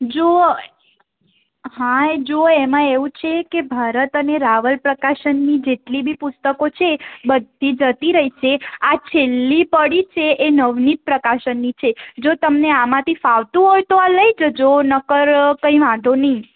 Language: Gujarati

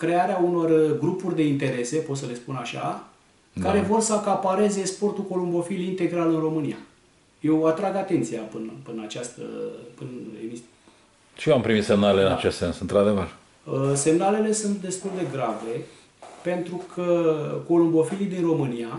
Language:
Romanian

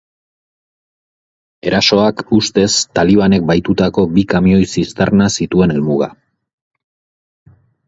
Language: Basque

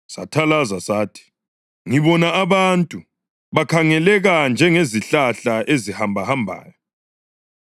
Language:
North Ndebele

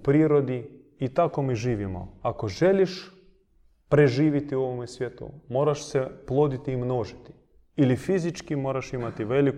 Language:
Croatian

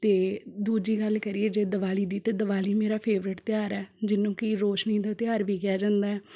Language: Punjabi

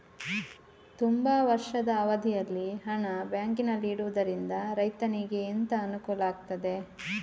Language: Kannada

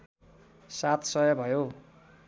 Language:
Nepali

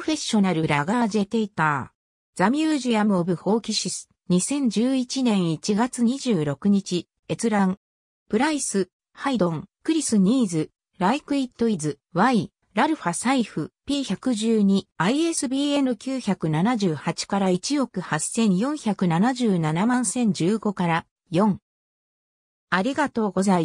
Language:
Japanese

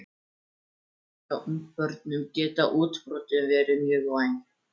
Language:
Icelandic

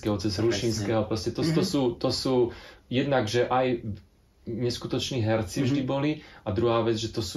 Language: Slovak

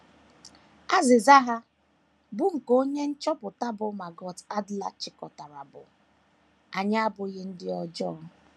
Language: Igbo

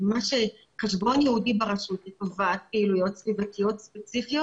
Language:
Hebrew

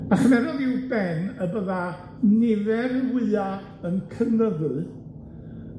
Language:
Welsh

